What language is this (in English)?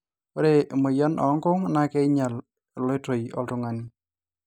Masai